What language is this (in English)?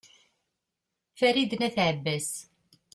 Kabyle